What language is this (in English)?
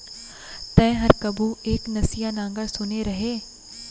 Chhattisgarhi